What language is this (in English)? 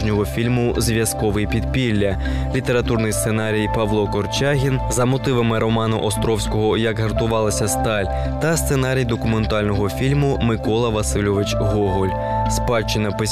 Ukrainian